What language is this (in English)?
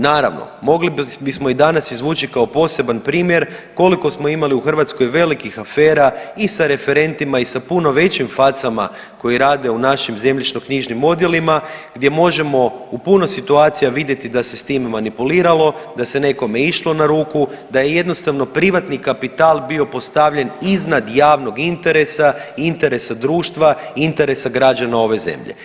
Croatian